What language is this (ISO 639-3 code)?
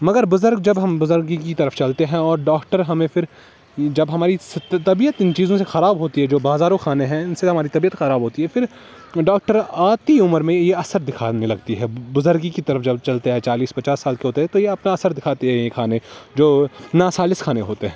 urd